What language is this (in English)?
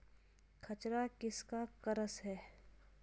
Hindi